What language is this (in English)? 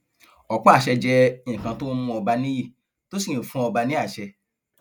Yoruba